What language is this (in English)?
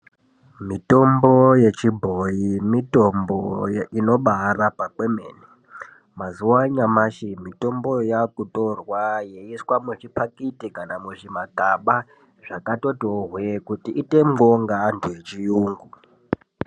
Ndau